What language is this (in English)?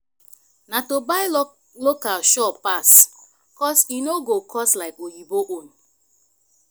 Nigerian Pidgin